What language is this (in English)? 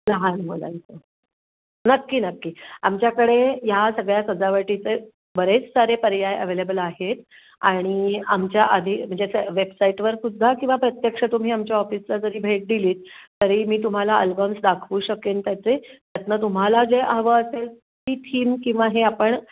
Marathi